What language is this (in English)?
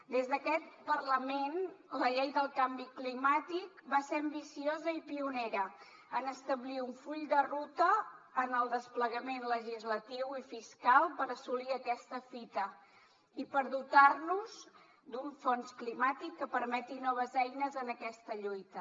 Catalan